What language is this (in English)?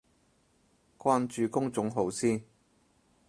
Cantonese